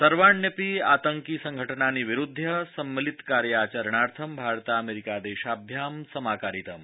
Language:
Sanskrit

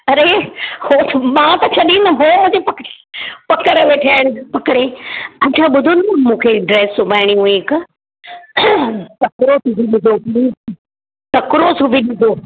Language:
Sindhi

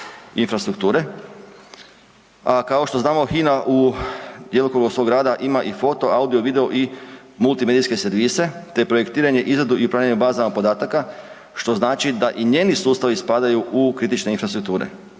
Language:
Croatian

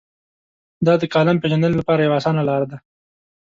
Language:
Pashto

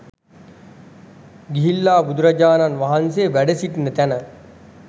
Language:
Sinhala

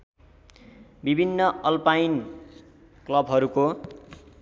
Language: Nepali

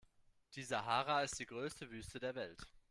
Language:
German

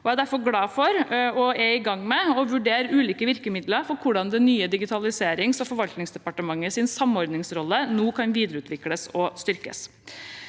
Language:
Norwegian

